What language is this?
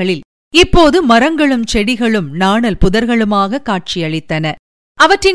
Tamil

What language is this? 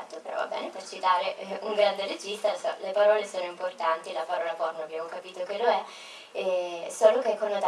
Italian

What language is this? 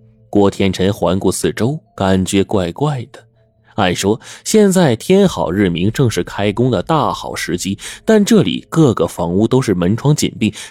Chinese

